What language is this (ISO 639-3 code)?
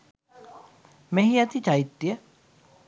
sin